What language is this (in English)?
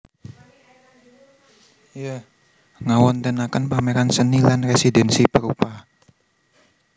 Javanese